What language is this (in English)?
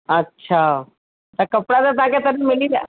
Sindhi